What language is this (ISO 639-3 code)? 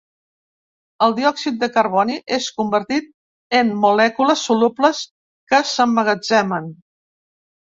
cat